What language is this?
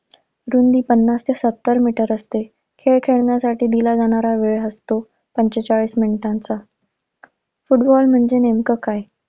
Marathi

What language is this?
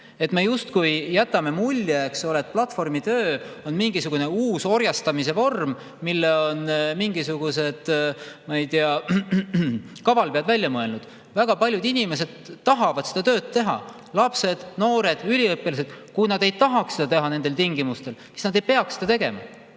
Estonian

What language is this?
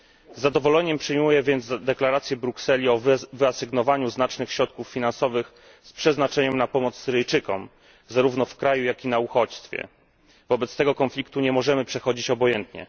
Polish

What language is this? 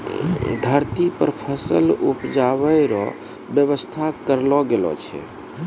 Maithili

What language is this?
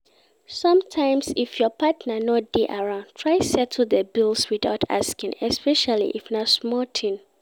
Nigerian Pidgin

